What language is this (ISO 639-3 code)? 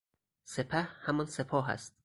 fas